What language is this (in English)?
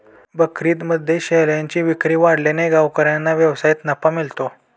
Marathi